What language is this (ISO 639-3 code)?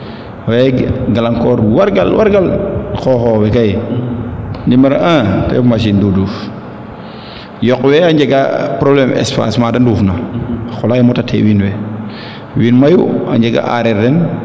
srr